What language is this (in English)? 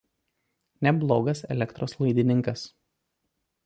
Lithuanian